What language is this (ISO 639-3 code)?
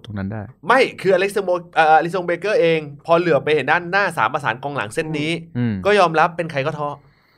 tha